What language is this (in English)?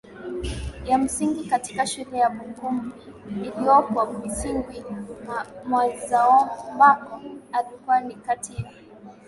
Swahili